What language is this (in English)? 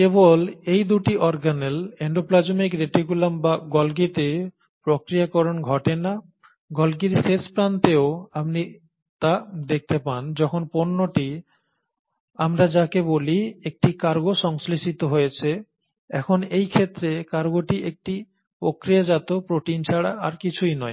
Bangla